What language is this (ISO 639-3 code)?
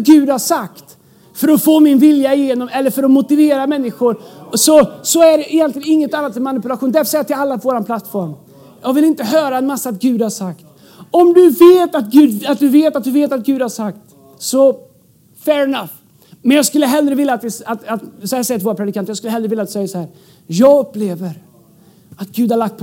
swe